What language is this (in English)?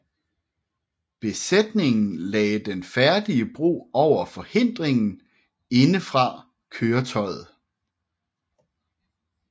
Danish